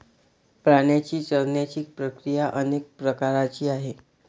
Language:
Marathi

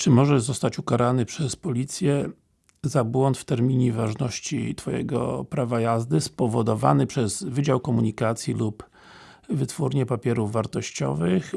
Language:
Polish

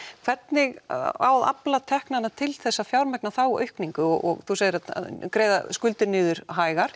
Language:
Icelandic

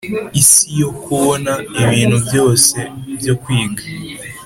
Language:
Kinyarwanda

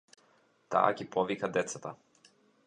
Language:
Macedonian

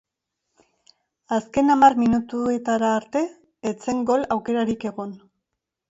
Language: Basque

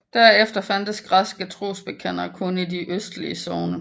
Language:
Danish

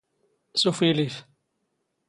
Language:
Standard Moroccan Tamazight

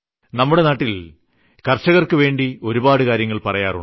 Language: Malayalam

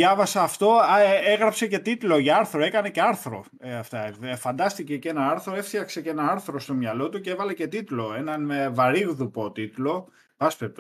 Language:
Greek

